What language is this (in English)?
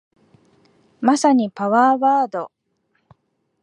Japanese